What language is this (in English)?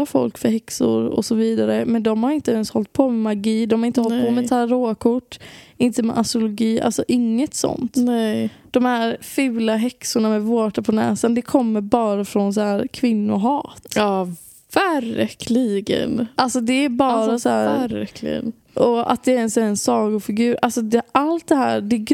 Swedish